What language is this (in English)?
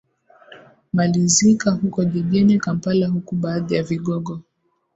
Swahili